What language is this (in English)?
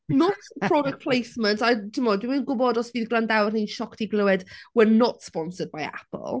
Welsh